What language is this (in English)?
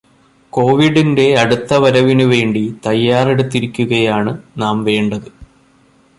Malayalam